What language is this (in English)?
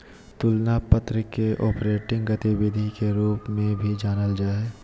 Magahi